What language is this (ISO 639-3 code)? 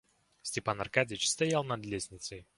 rus